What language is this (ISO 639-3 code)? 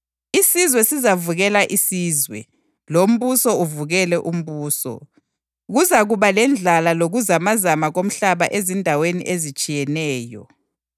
nde